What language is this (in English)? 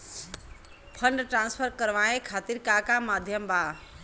Bhojpuri